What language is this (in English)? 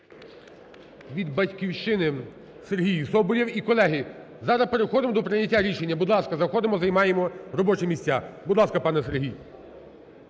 Ukrainian